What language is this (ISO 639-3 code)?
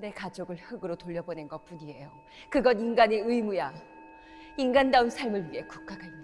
kor